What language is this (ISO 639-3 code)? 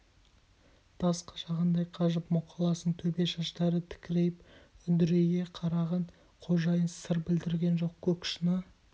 kaz